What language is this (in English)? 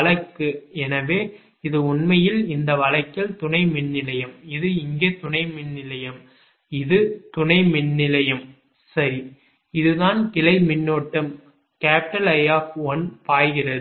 Tamil